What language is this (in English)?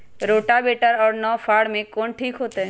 Magahi